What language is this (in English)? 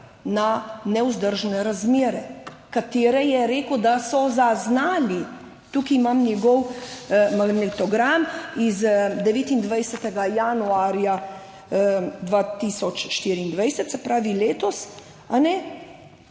Slovenian